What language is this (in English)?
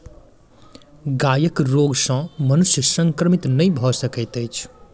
Maithili